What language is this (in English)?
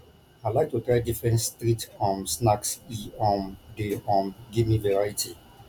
Nigerian Pidgin